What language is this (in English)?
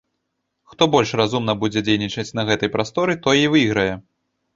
Belarusian